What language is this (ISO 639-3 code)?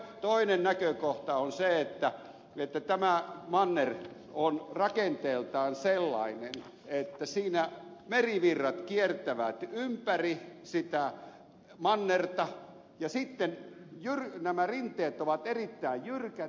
fin